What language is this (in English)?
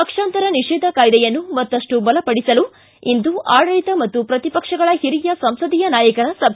Kannada